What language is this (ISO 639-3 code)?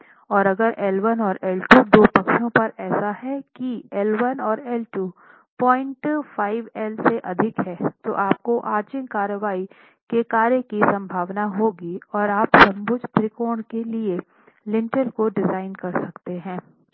hin